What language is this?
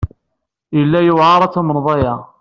Kabyle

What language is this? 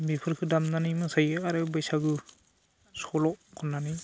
Bodo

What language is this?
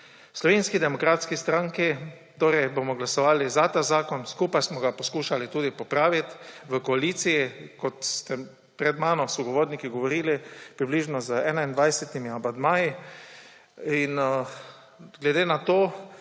Slovenian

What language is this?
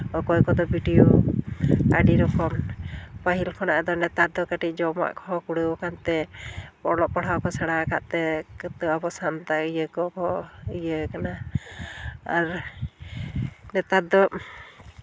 Santali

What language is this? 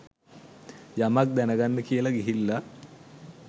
Sinhala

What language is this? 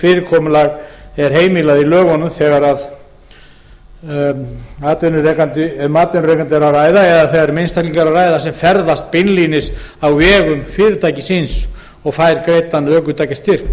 Icelandic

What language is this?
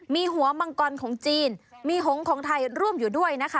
Thai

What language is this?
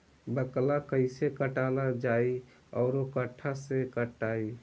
Bhojpuri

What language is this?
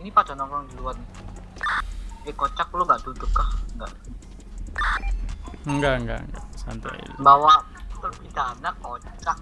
Indonesian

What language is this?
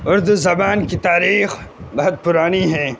Urdu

